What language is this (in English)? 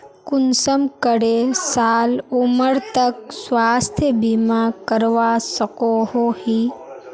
Magahi